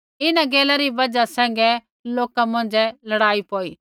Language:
Kullu Pahari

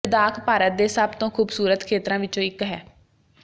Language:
Punjabi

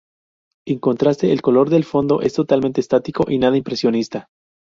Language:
Spanish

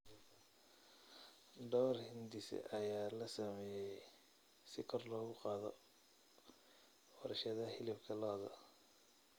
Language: Somali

